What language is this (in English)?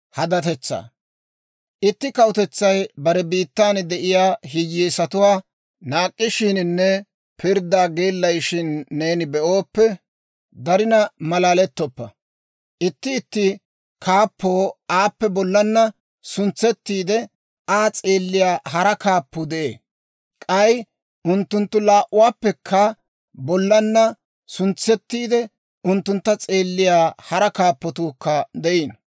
Dawro